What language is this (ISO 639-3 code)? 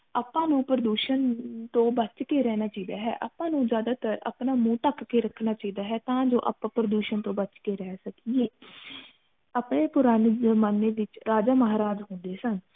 pan